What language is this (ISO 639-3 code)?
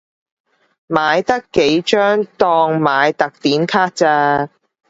yue